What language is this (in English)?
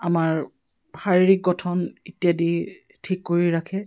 Assamese